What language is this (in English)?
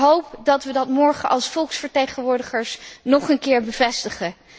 Dutch